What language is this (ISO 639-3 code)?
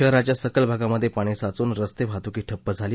mar